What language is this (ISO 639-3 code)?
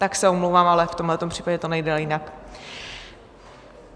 ces